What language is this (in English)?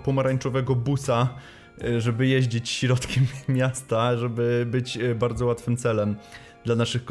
Polish